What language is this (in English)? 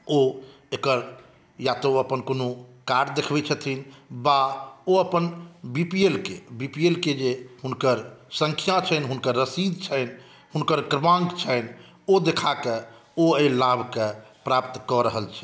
Maithili